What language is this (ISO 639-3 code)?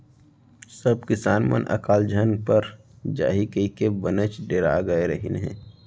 hne